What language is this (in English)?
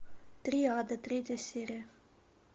Russian